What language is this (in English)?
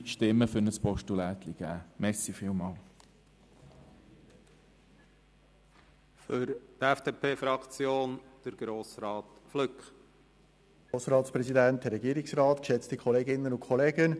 Swiss German